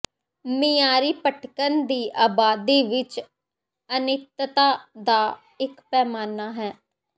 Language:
Punjabi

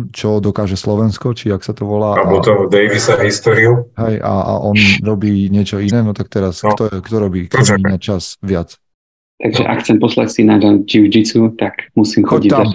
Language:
Slovak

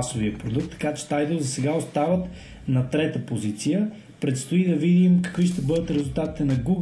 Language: Bulgarian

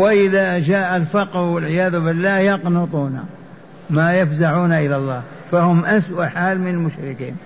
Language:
Arabic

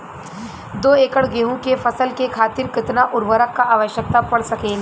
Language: Bhojpuri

